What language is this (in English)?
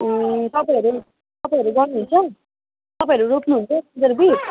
Nepali